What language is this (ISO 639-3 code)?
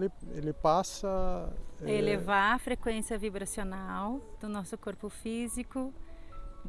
por